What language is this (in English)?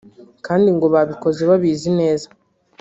Kinyarwanda